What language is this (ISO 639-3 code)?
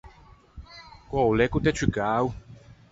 lij